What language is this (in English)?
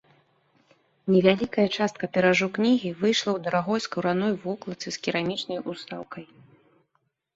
Belarusian